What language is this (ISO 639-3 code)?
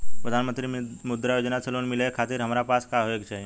bho